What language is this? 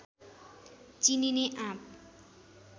Nepali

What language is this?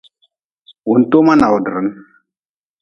Nawdm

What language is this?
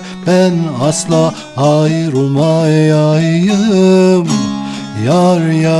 Turkish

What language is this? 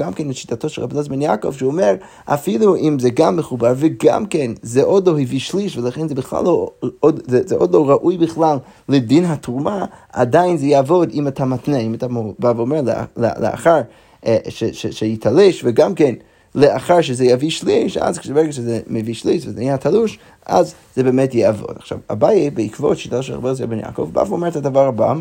Hebrew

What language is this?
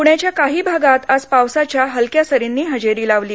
Marathi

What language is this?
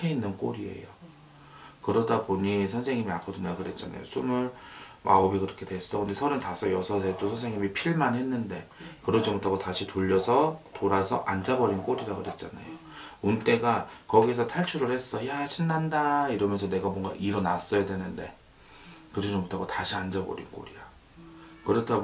Korean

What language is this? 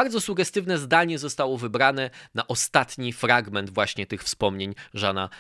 Polish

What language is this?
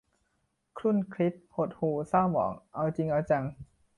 Thai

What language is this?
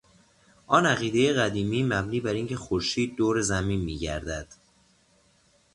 Persian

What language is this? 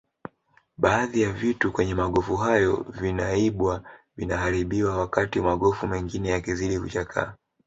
Swahili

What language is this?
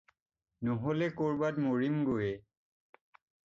Assamese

